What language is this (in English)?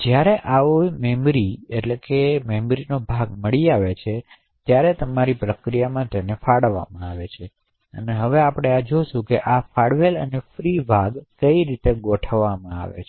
Gujarati